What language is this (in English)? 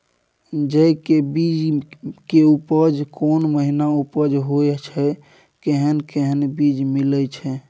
Maithili